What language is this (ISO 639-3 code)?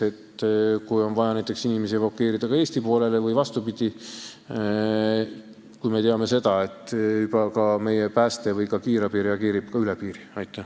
est